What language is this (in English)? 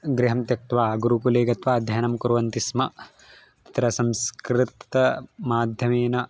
Sanskrit